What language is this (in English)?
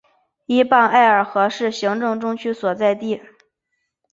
Chinese